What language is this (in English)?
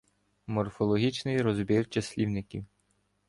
Ukrainian